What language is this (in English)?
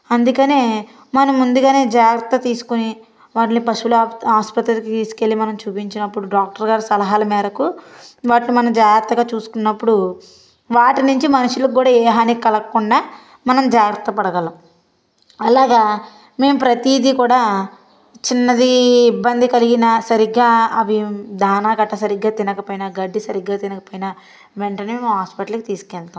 Telugu